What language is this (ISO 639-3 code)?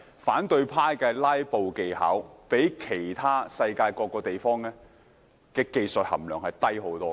yue